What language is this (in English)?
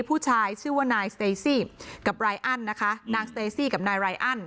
Thai